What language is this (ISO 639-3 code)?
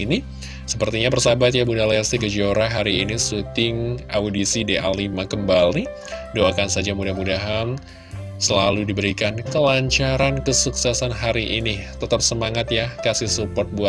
ind